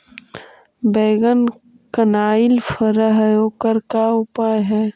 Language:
Magahi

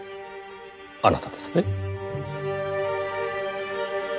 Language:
Japanese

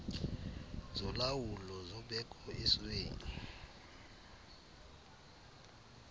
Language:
Xhosa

